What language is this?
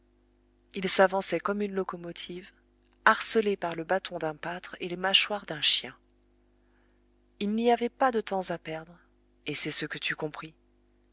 French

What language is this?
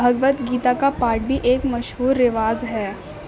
Urdu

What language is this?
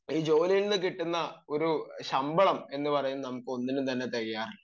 Malayalam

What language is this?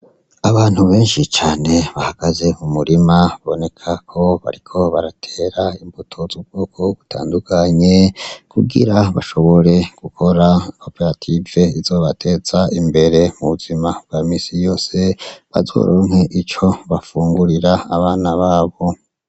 Rundi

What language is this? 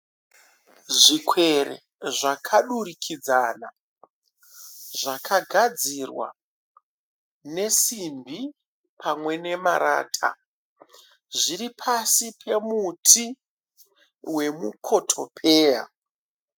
Shona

